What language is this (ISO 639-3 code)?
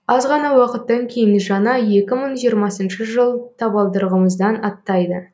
kaz